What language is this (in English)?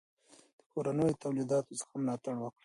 Pashto